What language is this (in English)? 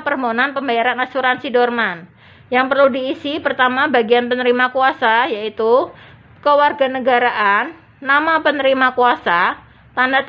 Indonesian